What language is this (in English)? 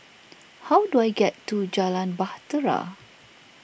English